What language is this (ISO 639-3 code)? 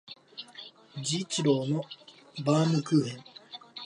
jpn